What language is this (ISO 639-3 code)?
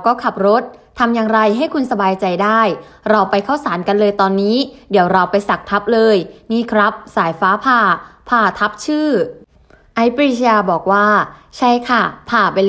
tha